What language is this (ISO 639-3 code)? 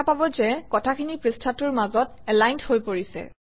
asm